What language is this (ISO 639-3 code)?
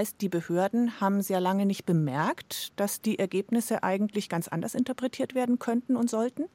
deu